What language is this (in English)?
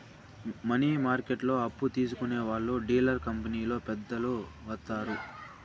Telugu